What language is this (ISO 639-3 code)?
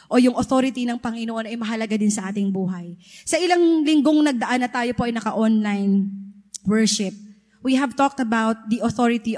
fil